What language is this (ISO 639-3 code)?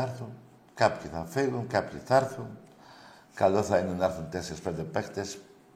ell